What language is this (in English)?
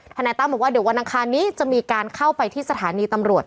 Thai